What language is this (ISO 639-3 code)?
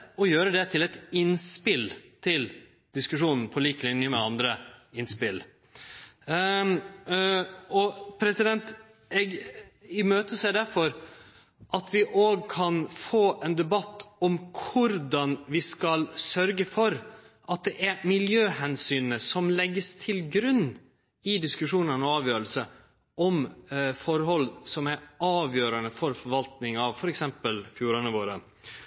nno